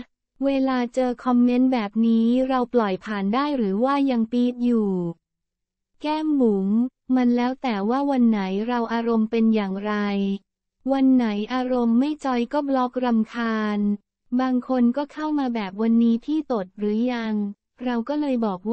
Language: Thai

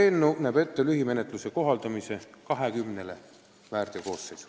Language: Estonian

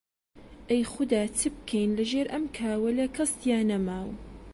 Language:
Central Kurdish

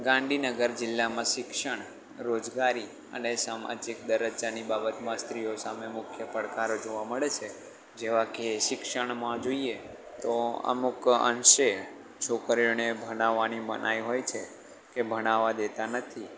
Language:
Gujarati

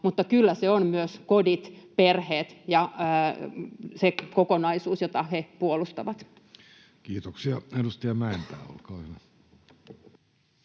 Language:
Finnish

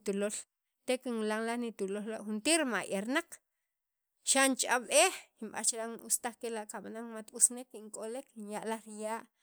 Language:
Sacapulteco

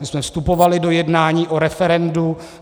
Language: Czech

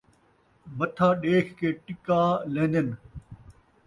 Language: Saraiki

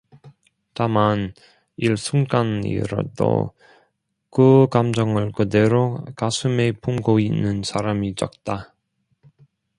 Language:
Korean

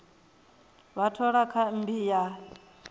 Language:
Venda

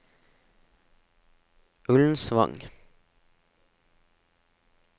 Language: Norwegian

